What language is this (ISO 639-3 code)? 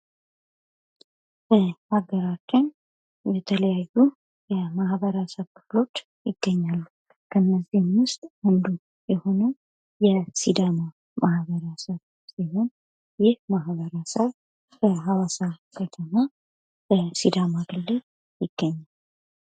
amh